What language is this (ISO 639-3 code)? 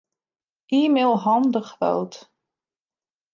fry